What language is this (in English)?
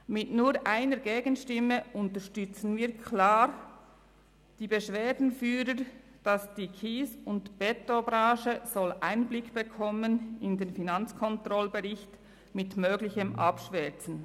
Swiss German